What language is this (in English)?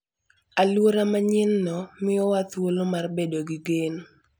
Luo (Kenya and Tanzania)